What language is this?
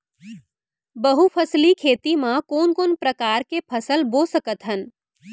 Chhattisgarhi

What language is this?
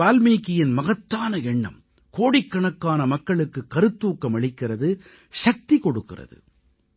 Tamil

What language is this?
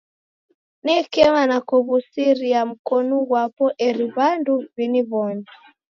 Taita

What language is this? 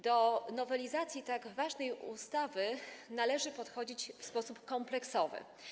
Polish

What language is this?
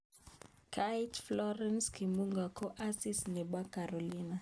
Kalenjin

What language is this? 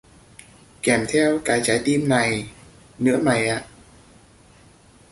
Vietnamese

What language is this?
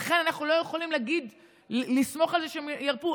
Hebrew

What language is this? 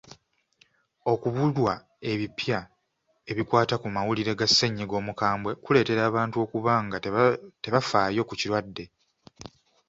Ganda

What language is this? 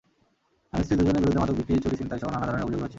Bangla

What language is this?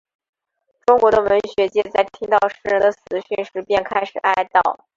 Chinese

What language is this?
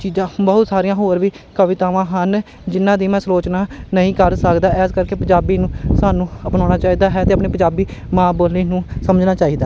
Punjabi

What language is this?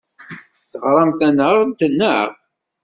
Kabyle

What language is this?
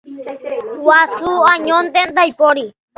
Guarani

